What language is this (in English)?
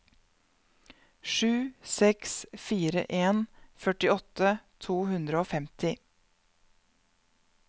Norwegian